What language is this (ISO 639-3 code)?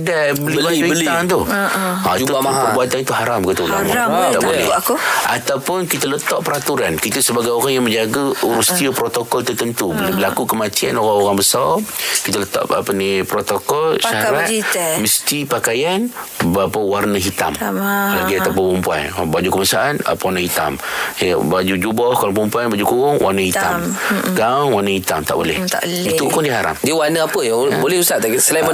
msa